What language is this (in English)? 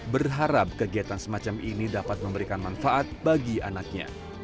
Indonesian